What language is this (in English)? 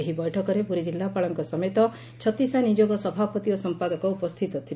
Odia